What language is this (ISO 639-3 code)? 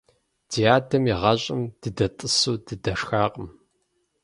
kbd